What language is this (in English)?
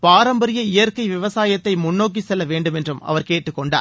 Tamil